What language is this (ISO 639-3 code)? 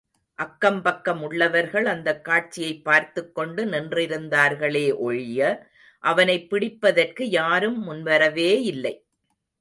tam